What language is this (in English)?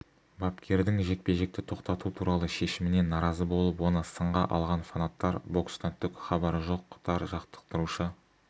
Kazakh